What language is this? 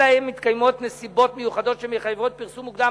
Hebrew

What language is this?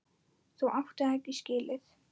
Icelandic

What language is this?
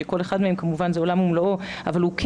Hebrew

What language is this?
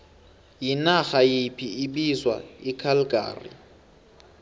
South Ndebele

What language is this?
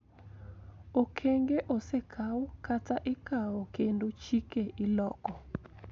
Luo (Kenya and Tanzania)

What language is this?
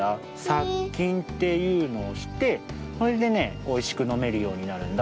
Japanese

